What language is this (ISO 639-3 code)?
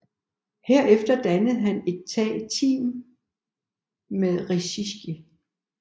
dan